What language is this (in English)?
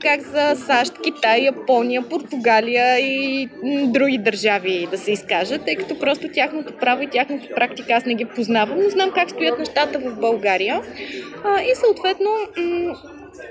Bulgarian